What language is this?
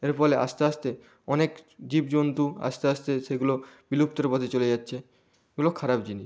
Bangla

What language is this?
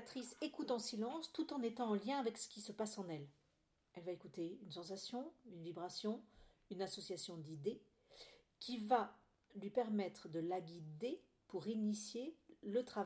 French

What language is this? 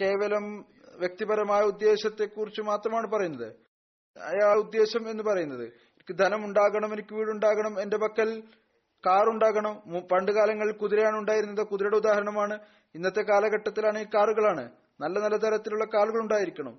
Malayalam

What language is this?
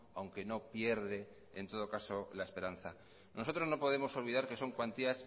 Spanish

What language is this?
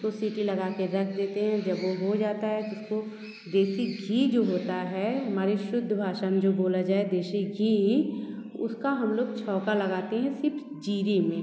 Hindi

